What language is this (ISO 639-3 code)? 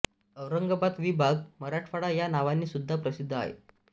mar